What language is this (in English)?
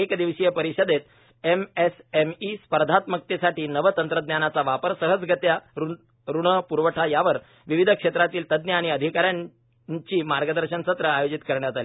Marathi